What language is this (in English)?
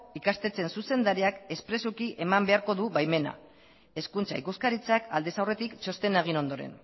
Basque